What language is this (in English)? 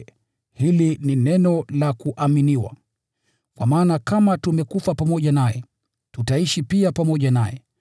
Swahili